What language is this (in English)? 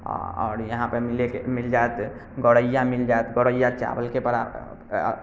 Maithili